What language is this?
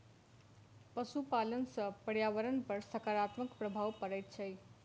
Maithili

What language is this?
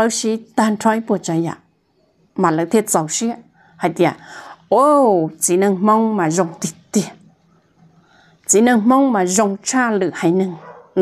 Thai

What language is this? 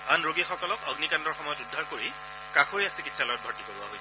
Assamese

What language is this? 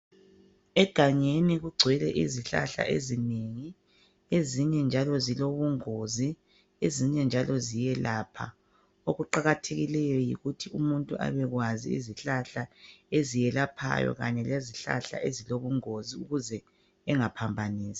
North Ndebele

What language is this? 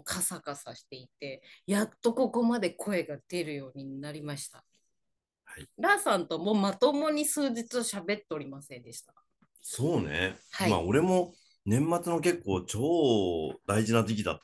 Japanese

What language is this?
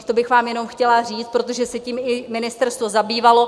Czech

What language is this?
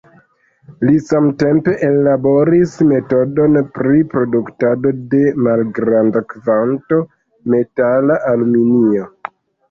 Esperanto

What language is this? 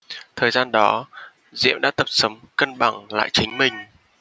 Vietnamese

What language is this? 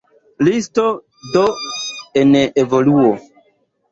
Esperanto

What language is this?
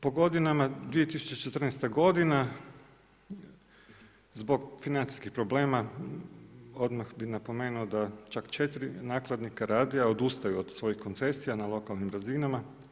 Croatian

